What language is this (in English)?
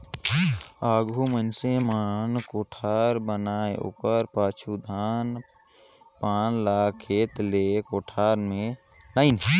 Chhattisgarhi